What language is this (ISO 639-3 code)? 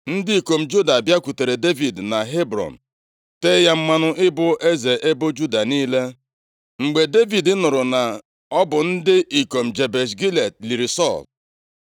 ibo